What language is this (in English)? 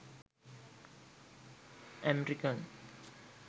Sinhala